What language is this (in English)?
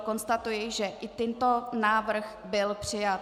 Czech